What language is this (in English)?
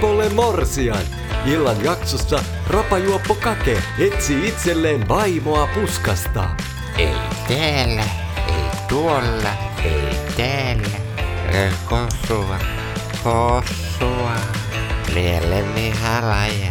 Finnish